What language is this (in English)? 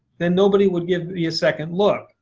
English